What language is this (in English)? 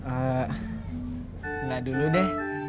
Indonesian